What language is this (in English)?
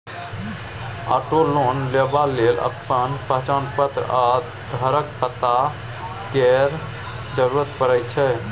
Maithili